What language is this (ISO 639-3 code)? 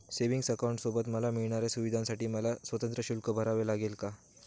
mar